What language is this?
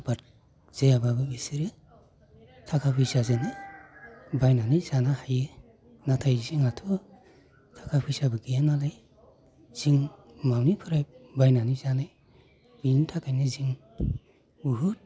Bodo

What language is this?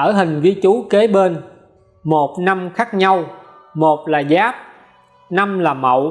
Vietnamese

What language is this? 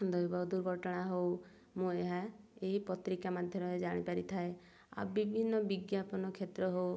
Odia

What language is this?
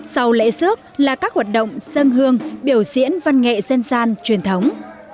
Vietnamese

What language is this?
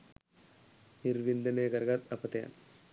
Sinhala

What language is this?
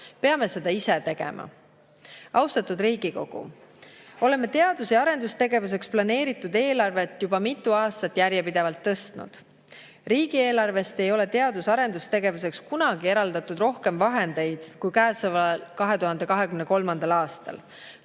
Estonian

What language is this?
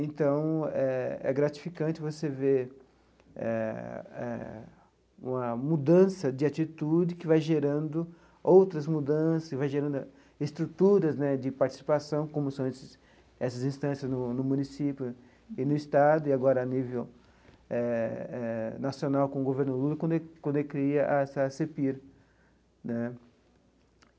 Portuguese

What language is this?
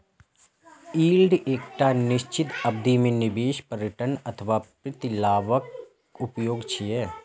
Maithili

